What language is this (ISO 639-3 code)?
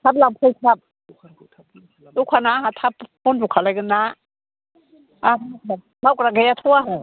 brx